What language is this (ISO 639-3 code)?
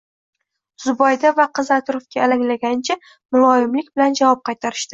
uzb